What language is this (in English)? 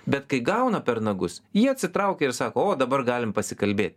Lithuanian